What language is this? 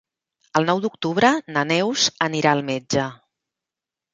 Catalan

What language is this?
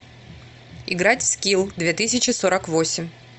Russian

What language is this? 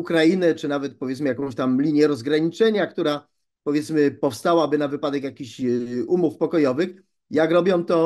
Polish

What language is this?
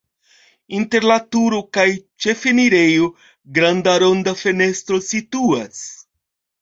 Esperanto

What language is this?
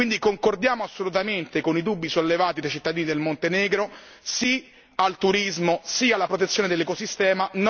Italian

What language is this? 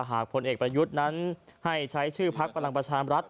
Thai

